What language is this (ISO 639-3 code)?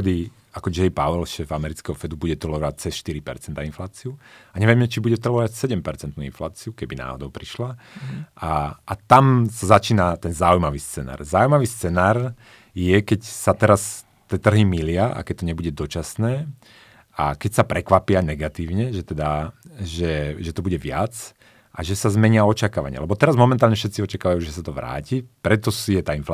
slk